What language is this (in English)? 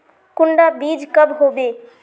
Magahi